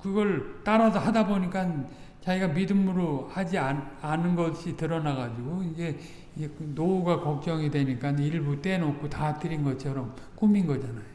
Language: Korean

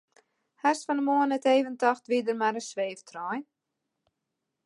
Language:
Western Frisian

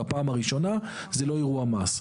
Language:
Hebrew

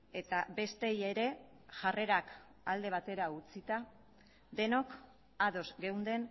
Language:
Basque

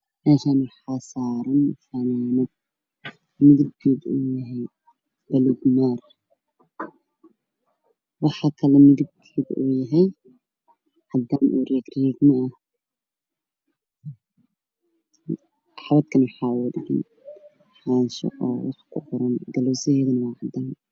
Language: Somali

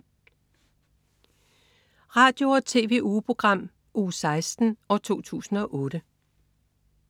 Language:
Danish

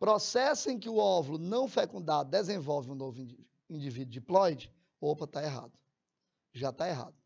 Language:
Portuguese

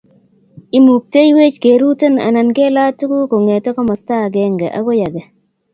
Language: Kalenjin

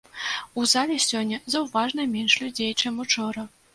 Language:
Belarusian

